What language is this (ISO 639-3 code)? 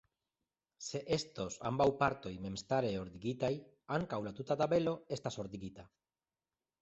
epo